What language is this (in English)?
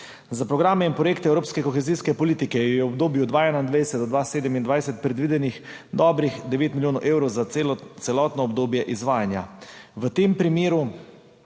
Slovenian